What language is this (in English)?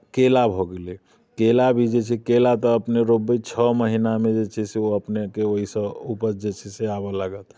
Maithili